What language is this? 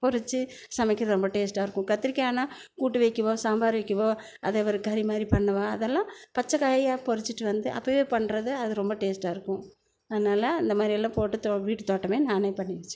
Tamil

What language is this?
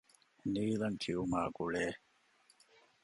Divehi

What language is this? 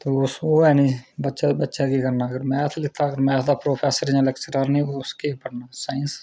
Dogri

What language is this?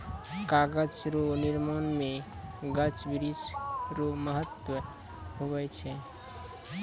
Maithili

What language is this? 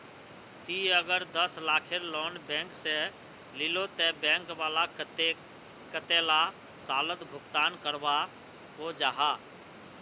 Magahi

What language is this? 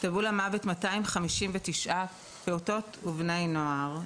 Hebrew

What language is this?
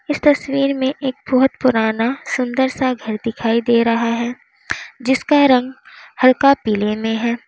Hindi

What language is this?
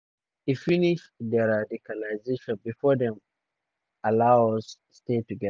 Nigerian Pidgin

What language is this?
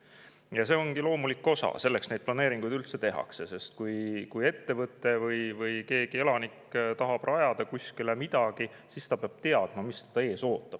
Estonian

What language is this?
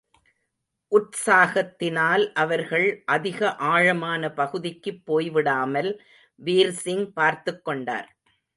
Tamil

